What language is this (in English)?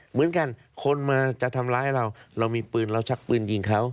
Thai